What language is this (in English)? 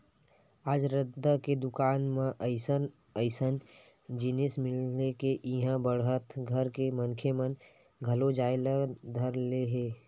Chhattisgarhi